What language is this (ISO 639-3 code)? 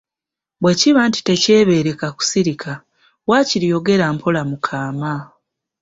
lug